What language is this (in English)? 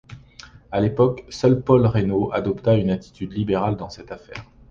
French